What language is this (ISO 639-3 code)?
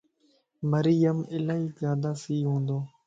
lss